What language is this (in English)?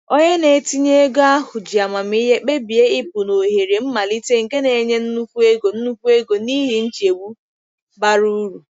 Igbo